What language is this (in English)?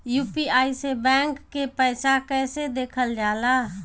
Bhojpuri